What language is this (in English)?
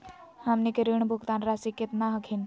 Magahi